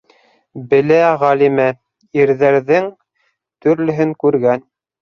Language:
Bashkir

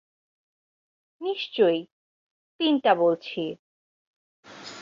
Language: Bangla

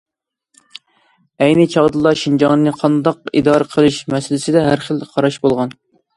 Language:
Uyghur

